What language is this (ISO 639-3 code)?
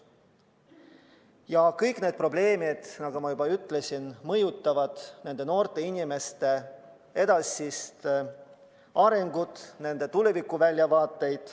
est